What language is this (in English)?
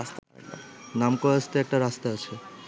Bangla